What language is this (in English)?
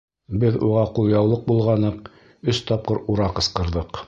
Bashkir